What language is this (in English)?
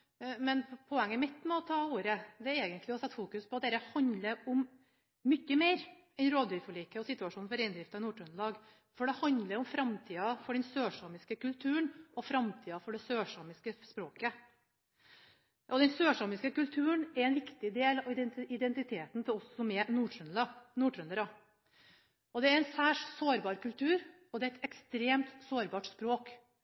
Norwegian Bokmål